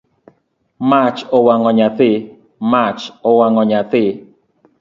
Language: Luo (Kenya and Tanzania)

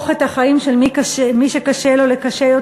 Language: Hebrew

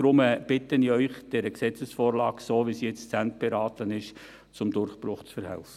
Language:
Swiss German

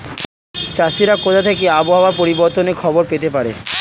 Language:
Bangla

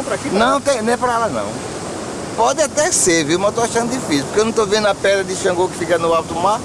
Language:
Portuguese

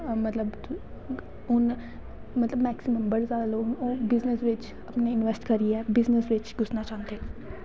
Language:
Dogri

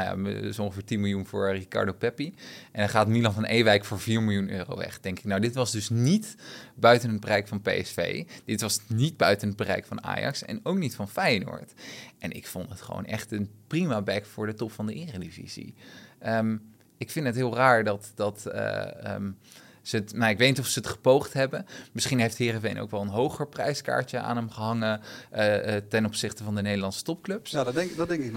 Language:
Dutch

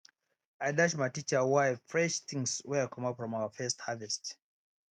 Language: Nigerian Pidgin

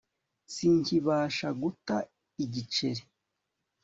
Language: Kinyarwanda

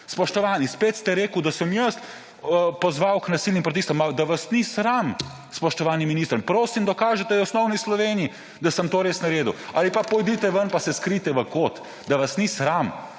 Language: Slovenian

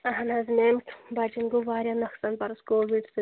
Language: Kashmiri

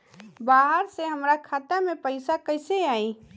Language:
Bhojpuri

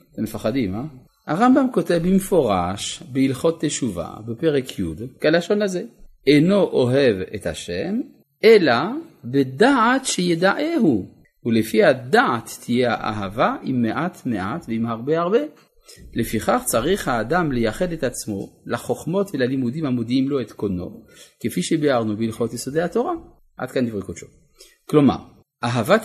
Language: Hebrew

